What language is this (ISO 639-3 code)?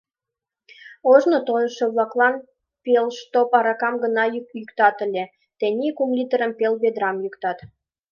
chm